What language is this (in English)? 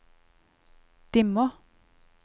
Norwegian